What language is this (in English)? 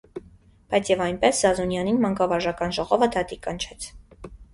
Armenian